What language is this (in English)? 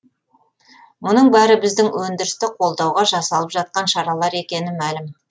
Kazakh